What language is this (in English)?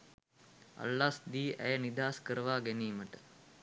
Sinhala